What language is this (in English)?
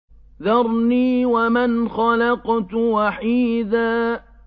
Arabic